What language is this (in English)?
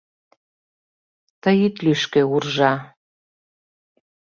Mari